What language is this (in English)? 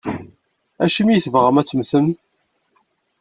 Kabyle